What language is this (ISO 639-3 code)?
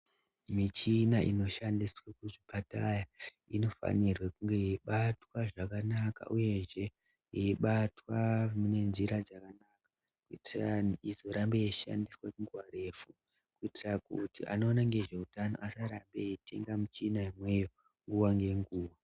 ndc